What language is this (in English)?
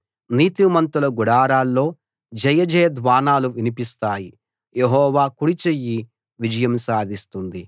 Telugu